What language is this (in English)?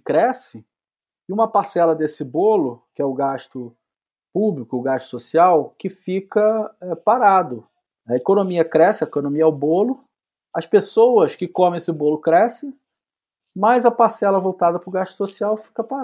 Portuguese